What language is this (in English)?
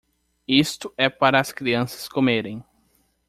Portuguese